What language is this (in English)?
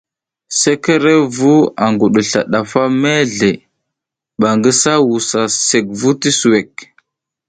South Giziga